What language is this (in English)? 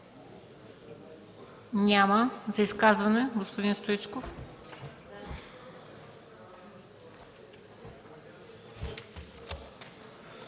Bulgarian